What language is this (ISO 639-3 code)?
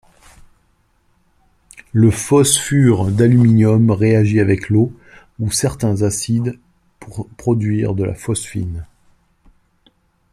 fra